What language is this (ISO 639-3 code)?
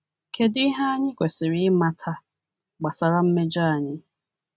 ibo